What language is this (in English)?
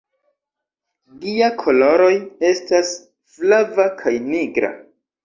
Esperanto